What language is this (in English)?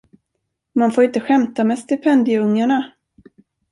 Swedish